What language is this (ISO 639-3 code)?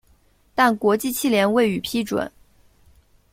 zho